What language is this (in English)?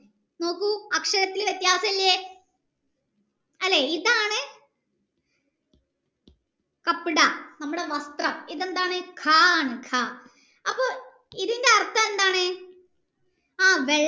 Malayalam